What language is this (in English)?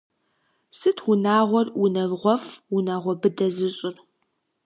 Kabardian